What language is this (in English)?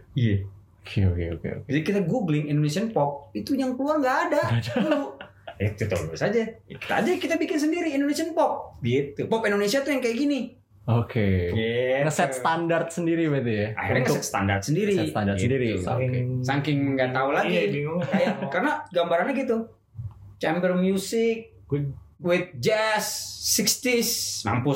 Indonesian